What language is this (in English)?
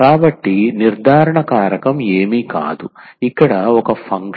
Telugu